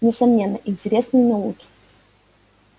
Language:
Russian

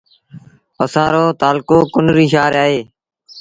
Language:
Sindhi Bhil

